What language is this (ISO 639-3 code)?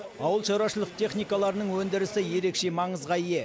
kaz